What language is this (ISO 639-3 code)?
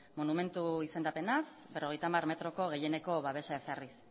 eus